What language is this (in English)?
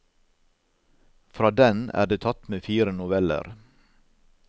Norwegian